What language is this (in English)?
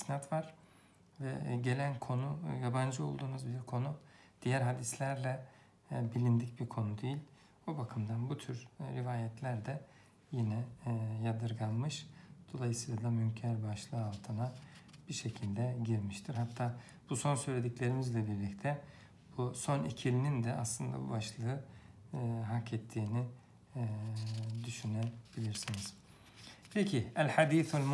Turkish